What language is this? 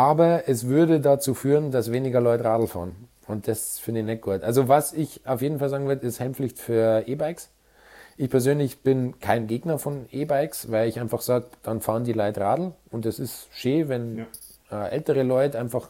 German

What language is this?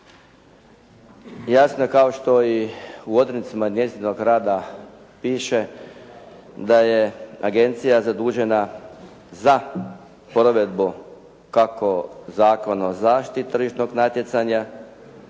Croatian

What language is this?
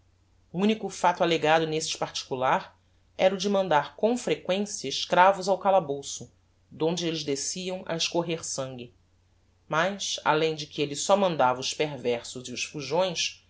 Portuguese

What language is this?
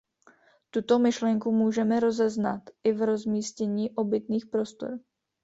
Czech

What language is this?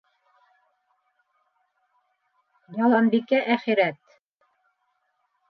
Bashkir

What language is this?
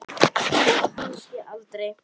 Icelandic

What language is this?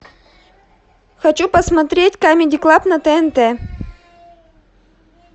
Russian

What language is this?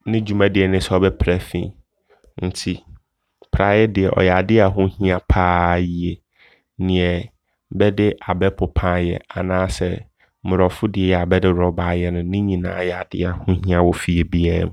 Abron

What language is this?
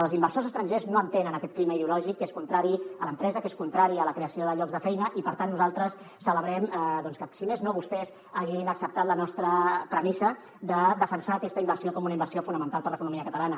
Catalan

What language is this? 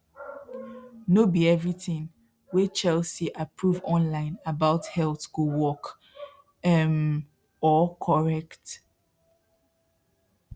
Nigerian Pidgin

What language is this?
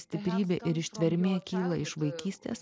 Lithuanian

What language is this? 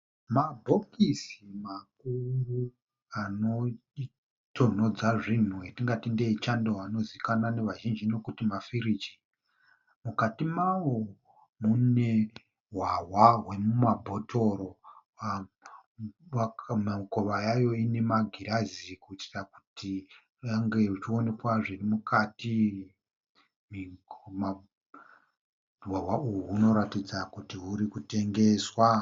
Shona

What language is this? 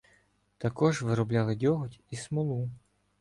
Ukrainian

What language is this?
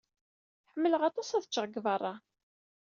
Kabyle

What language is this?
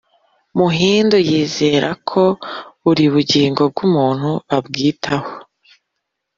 Kinyarwanda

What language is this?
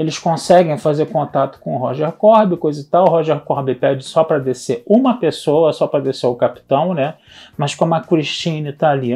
Portuguese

